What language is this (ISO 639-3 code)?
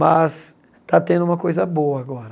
por